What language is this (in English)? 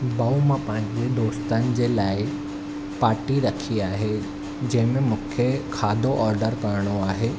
Sindhi